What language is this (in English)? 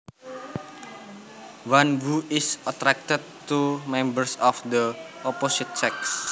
Javanese